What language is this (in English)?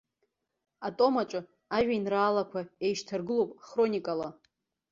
Abkhazian